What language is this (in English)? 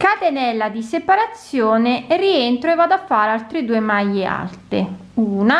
Italian